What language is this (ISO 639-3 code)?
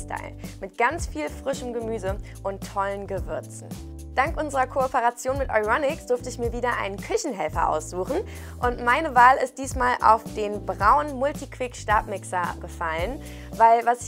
deu